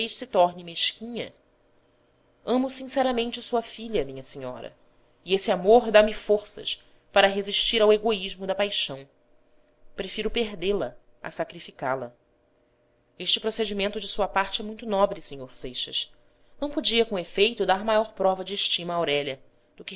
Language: Portuguese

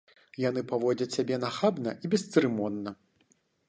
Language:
Belarusian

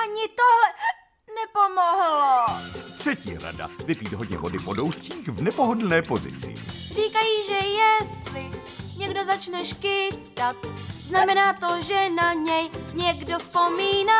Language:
Czech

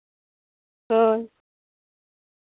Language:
Santali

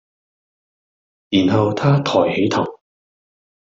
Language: Cantonese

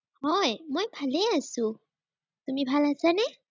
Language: Assamese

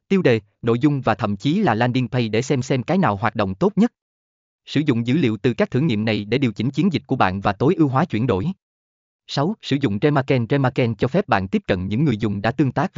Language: Vietnamese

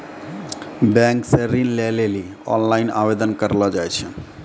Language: Maithili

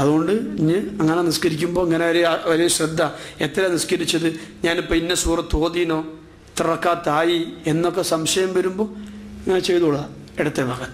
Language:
French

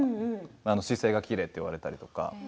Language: Japanese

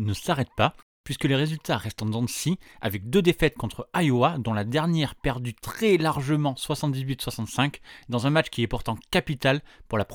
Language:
French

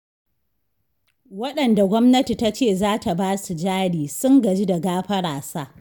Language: Hausa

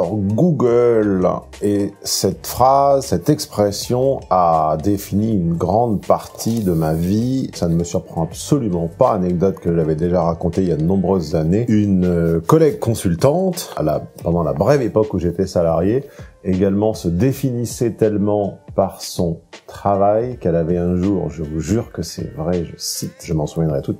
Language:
French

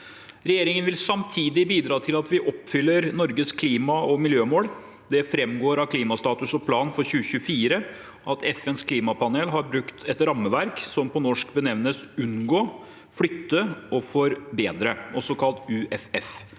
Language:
Norwegian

